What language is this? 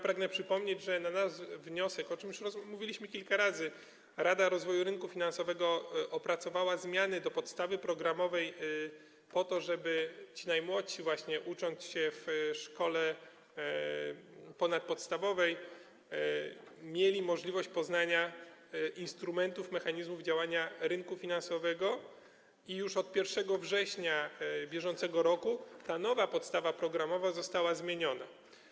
Polish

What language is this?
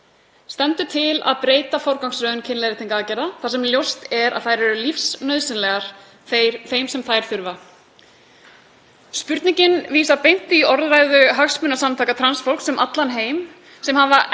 Icelandic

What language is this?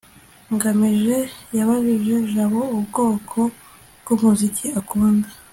Kinyarwanda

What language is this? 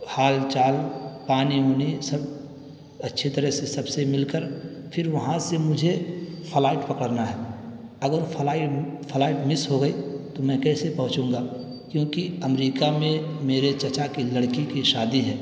Urdu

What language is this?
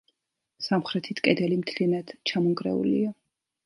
Georgian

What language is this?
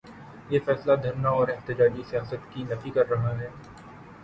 Urdu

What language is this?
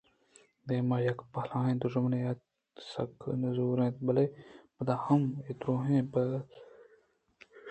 Eastern Balochi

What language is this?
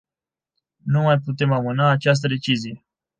Romanian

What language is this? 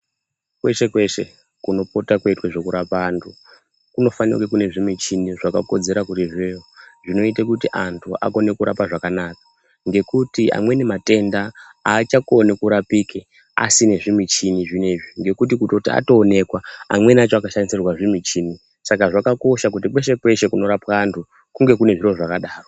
Ndau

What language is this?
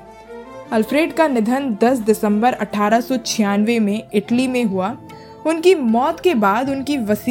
Hindi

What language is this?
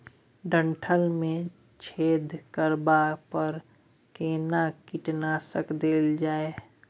Maithili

